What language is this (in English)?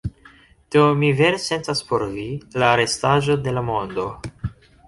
Esperanto